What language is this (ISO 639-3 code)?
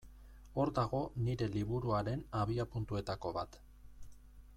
eus